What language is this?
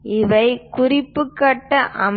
Tamil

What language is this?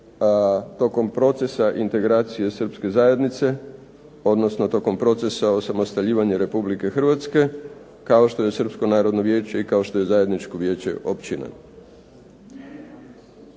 Croatian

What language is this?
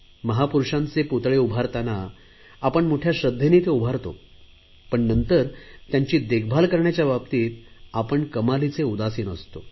Marathi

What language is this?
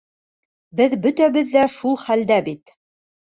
Bashkir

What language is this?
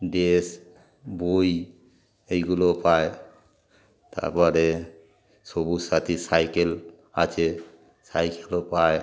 Bangla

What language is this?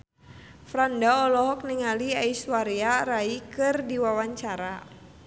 Sundanese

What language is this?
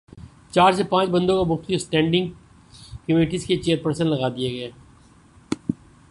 Urdu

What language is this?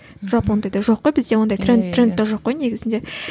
Kazakh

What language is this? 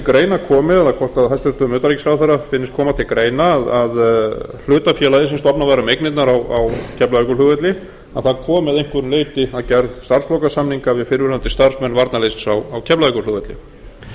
Icelandic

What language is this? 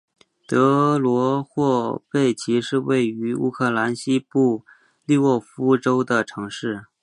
Chinese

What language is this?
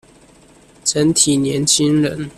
Chinese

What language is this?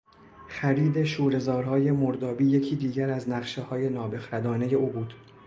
Persian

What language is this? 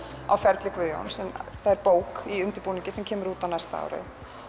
Icelandic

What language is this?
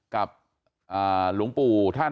Thai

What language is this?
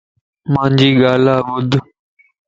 Lasi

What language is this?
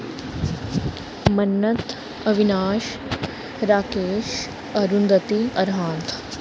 Dogri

